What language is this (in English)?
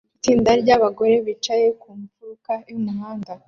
Kinyarwanda